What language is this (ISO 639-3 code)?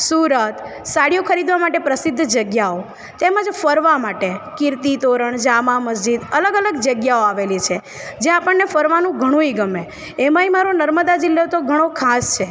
guj